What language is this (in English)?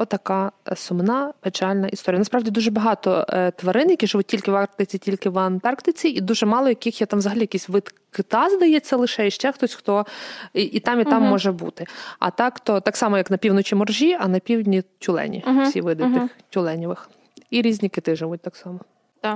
Ukrainian